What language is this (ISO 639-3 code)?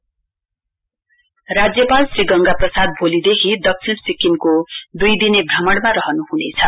nep